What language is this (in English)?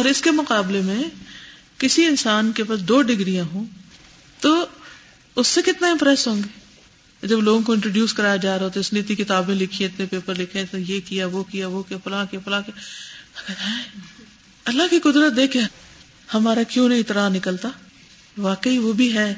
Urdu